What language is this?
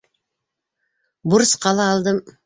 Bashkir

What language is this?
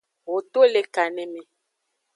Aja (Benin)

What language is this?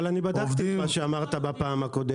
Hebrew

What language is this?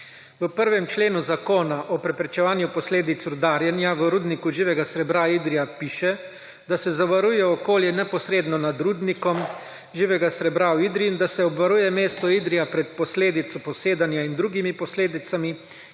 Slovenian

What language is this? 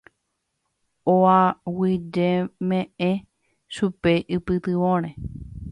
Guarani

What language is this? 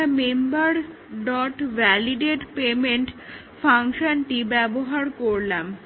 Bangla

